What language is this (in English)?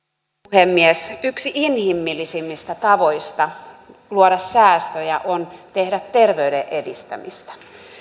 Finnish